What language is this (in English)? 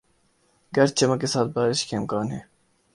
Urdu